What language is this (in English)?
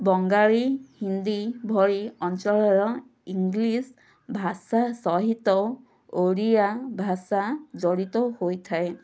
Odia